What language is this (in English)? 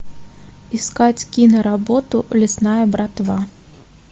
Russian